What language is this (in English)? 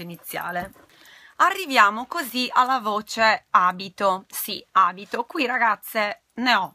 Italian